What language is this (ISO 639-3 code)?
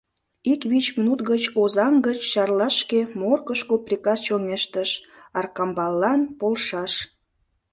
chm